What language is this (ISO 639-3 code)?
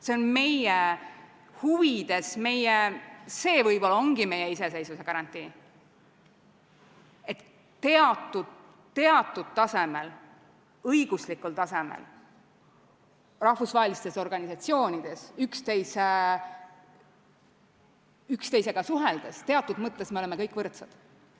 est